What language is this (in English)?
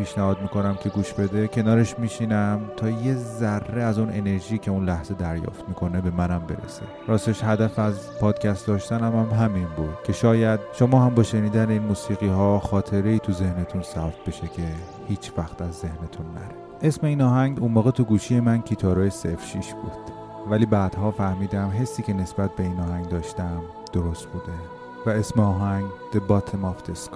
Persian